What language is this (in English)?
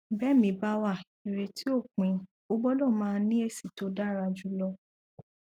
Yoruba